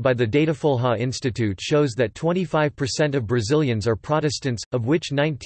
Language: English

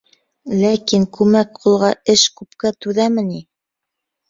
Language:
Bashkir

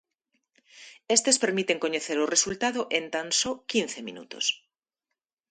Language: Galician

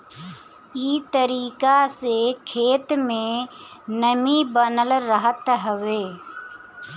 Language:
Bhojpuri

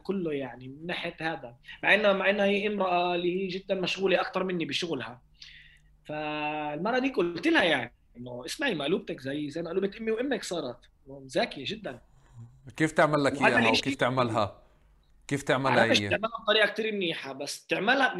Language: Arabic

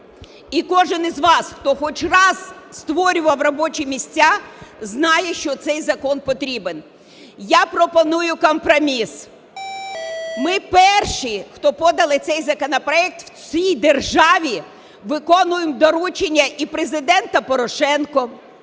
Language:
Ukrainian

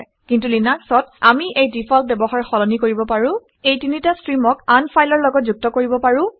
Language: Assamese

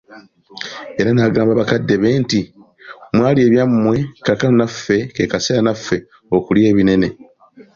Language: Ganda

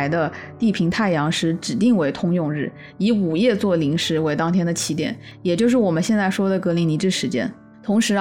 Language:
Chinese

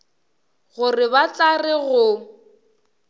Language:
Northern Sotho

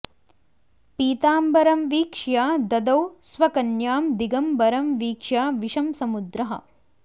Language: Sanskrit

